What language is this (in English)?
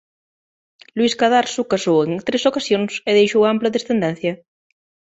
Galician